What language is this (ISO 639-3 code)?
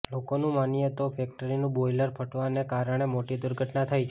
guj